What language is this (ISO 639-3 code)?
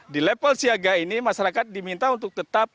ind